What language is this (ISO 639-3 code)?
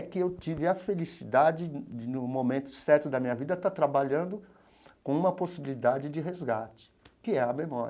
por